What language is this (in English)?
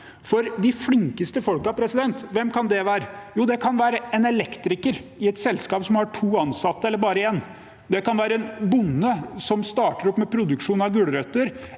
Norwegian